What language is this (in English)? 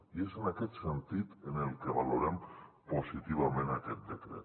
Catalan